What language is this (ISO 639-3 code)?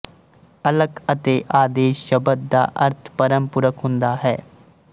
pan